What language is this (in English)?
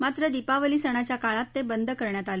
Marathi